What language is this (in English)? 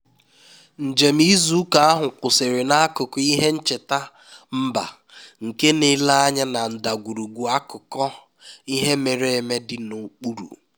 Igbo